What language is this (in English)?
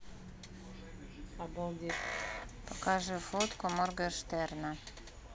Russian